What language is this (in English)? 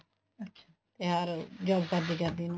Punjabi